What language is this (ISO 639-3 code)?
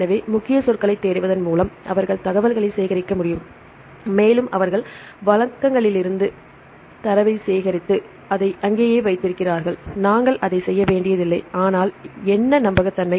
tam